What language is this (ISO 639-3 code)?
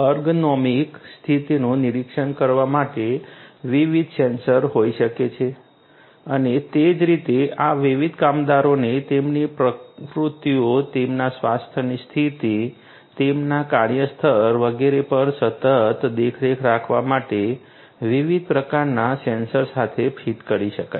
guj